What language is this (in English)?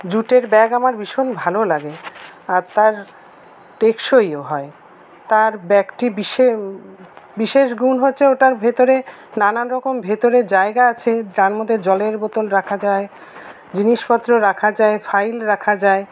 Bangla